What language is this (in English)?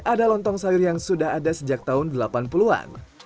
Indonesian